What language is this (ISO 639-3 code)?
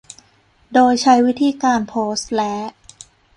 tha